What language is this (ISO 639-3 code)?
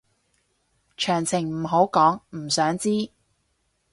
yue